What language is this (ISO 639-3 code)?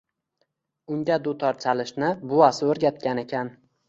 uzb